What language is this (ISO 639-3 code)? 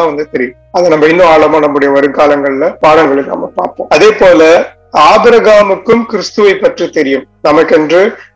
tam